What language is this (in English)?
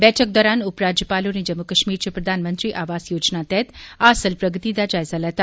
Dogri